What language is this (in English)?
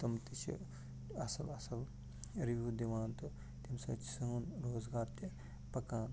Kashmiri